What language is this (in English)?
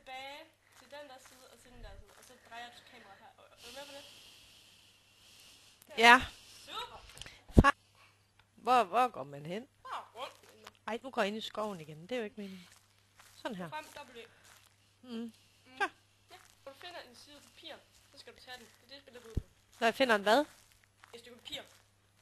Danish